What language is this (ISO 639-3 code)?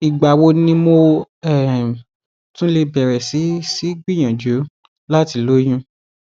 yor